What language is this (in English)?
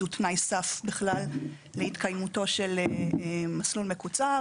Hebrew